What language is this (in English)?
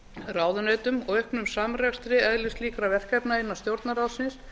Icelandic